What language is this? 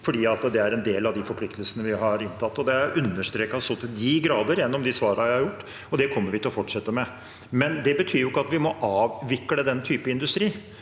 Norwegian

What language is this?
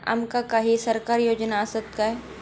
Marathi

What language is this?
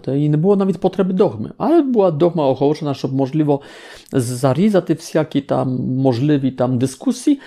Polish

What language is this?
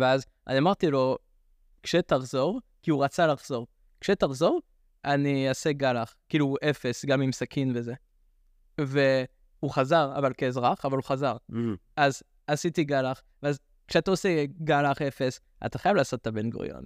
Hebrew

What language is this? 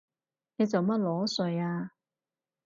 Cantonese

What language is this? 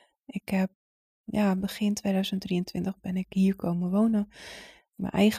Dutch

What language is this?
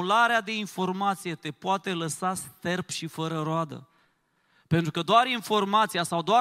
Romanian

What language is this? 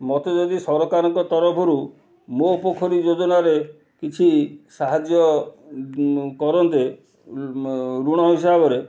Odia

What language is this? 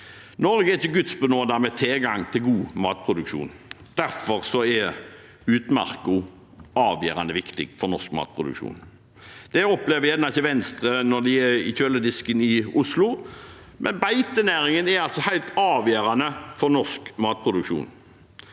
Norwegian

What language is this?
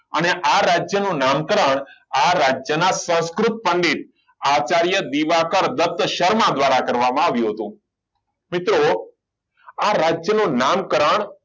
Gujarati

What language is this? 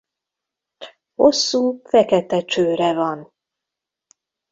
Hungarian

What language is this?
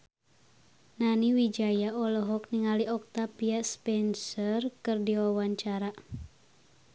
Sundanese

